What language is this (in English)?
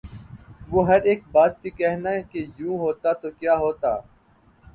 Urdu